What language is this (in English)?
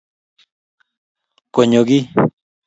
Kalenjin